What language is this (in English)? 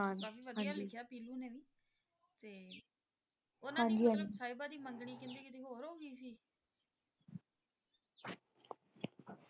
Punjabi